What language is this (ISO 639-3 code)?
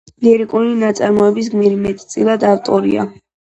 kat